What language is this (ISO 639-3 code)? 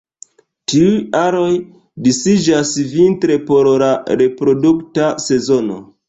epo